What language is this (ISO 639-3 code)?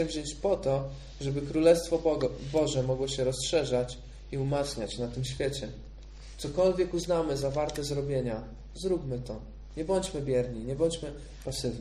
pol